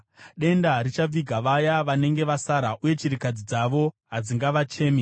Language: Shona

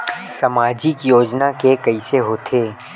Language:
Chhattisgarhi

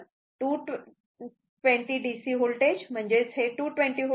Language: Marathi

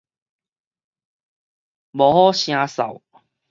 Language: Min Nan Chinese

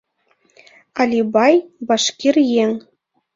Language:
Mari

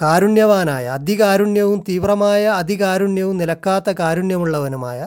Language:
Malayalam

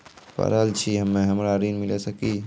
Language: Maithili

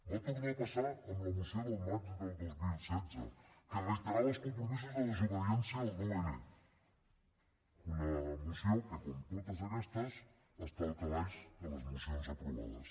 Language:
Catalan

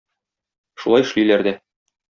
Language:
Tatar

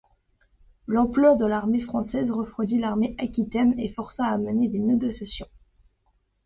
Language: French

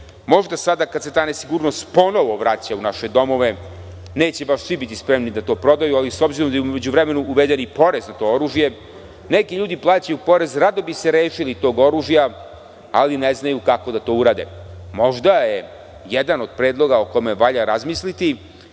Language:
Serbian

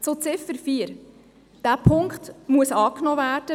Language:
Swiss German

